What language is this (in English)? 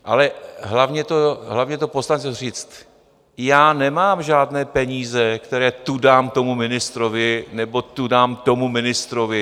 Czech